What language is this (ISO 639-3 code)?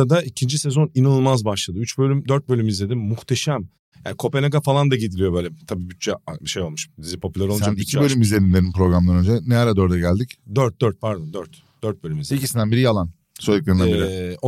tur